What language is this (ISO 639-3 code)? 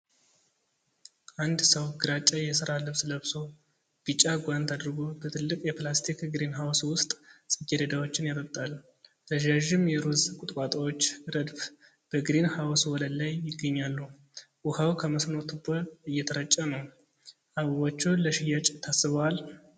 amh